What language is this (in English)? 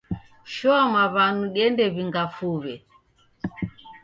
Taita